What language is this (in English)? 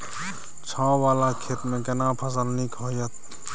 Maithili